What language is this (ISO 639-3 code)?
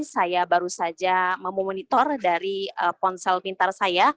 ind